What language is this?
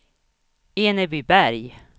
Swedish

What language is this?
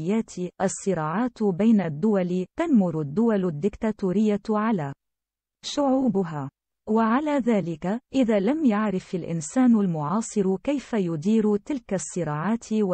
Arabic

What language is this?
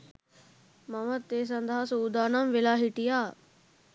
Sinhala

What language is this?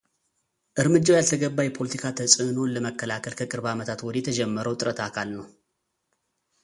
Amharic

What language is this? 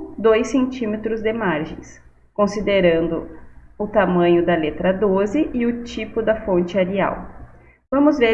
Portuguese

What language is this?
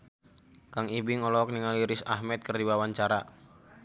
Sundanese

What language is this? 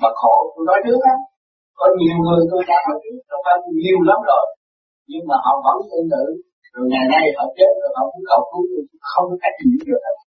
Vietnamese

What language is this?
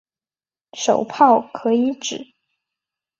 Chinese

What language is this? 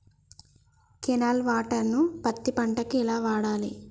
Telugu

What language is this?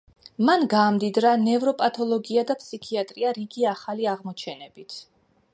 Georgian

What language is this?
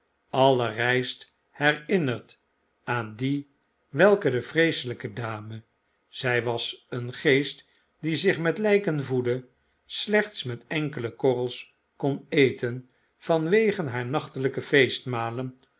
Dutch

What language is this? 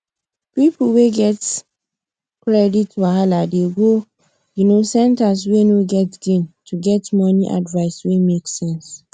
Nigerian Pidgin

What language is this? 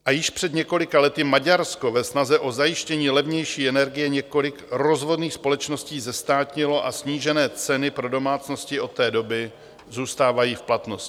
Czech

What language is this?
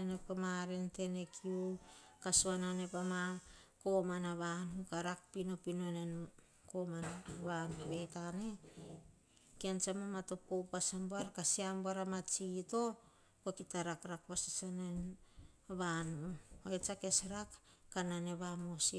Hahon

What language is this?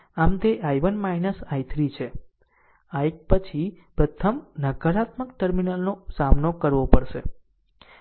Gujarati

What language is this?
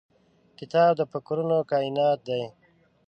Pashto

